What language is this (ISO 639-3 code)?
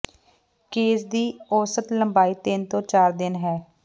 pan